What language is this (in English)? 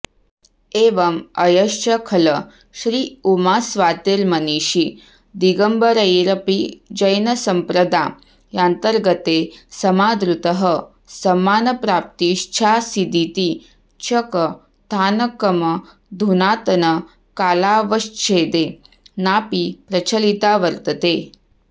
Sanskrit